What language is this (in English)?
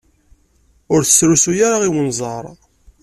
Kabyle